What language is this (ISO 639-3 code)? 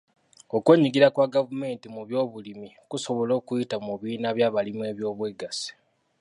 lug